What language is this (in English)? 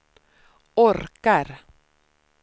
Swedish